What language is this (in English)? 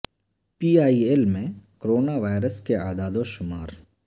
Urdu